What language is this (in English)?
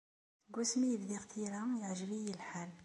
Kabyle